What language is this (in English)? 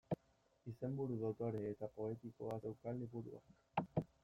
Basque